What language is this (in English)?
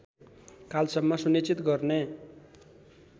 Nepali